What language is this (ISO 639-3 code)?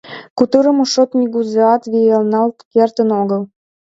chm